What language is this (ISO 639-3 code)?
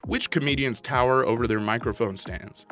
eng